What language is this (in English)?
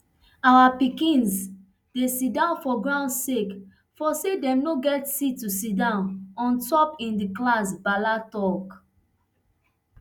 Nigerian Pidgin